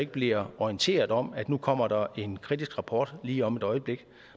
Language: Danish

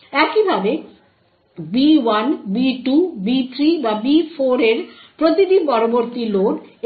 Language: Bangla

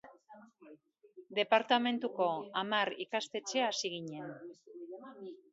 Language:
Basque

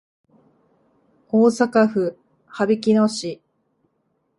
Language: Japanese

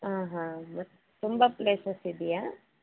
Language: Kannada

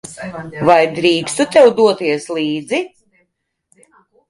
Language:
Latvian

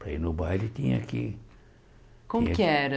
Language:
Portuguese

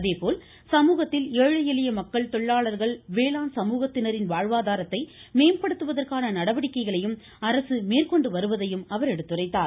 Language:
Tamil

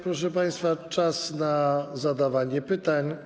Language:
Polish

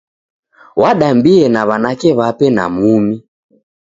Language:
Taita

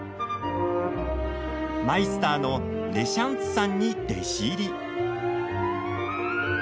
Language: Japanese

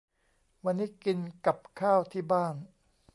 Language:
Thai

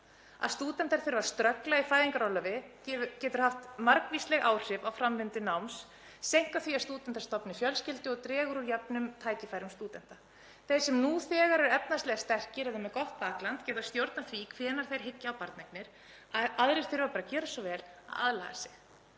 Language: Icelandic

